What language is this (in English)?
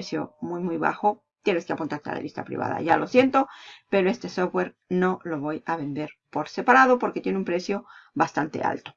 Spanish